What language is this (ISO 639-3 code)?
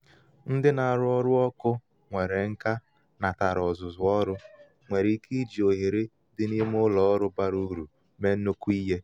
ibo